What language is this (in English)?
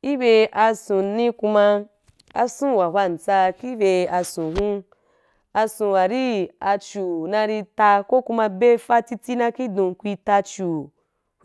Wapan